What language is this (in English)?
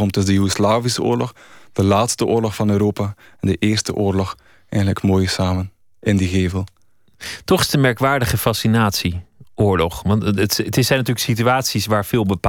Dutch